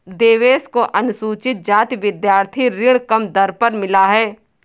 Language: Hindi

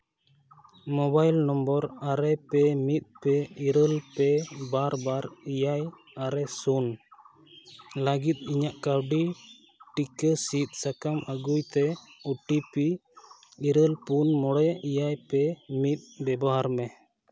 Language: Santali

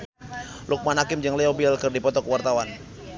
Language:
Sundanese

